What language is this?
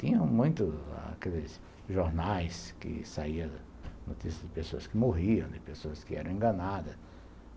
Portuguese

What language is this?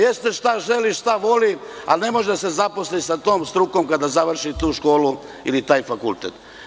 Serbian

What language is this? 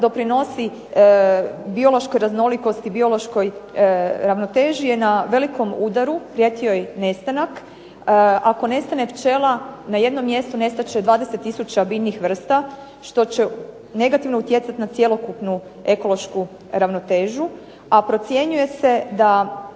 Croatian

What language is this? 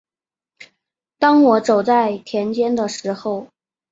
Chinese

